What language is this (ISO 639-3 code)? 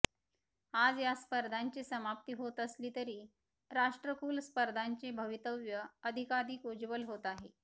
mar